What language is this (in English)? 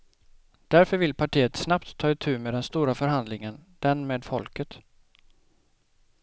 Swedish